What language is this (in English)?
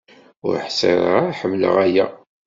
Kabyle